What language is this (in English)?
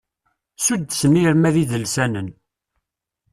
Kabyle